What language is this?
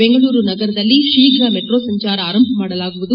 Kannada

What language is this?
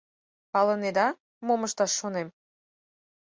Mari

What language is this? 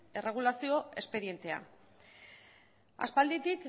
Basque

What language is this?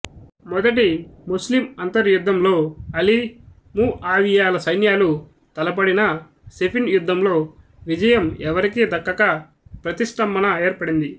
Telugu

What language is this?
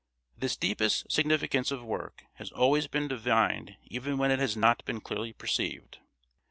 English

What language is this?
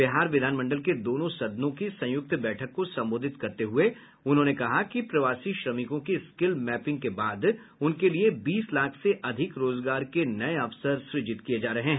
Hindi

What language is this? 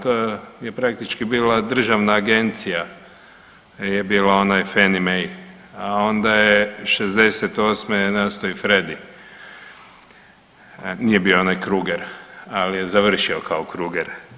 Croatian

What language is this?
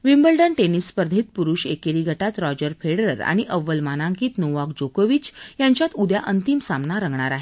Marathi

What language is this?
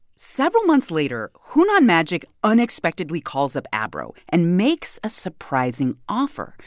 English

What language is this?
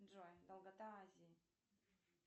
Russian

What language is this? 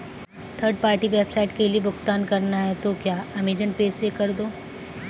Hindi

